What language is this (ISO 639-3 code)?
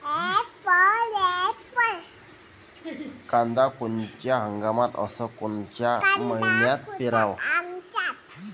mar